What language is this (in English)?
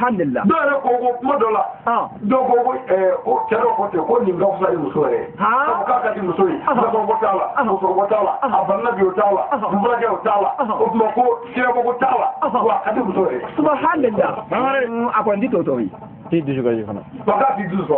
French